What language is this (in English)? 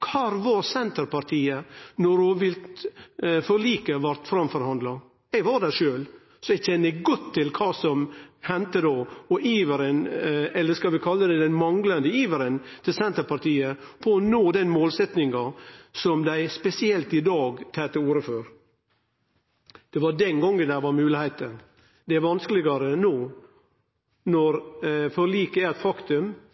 Norwegian Nynorsk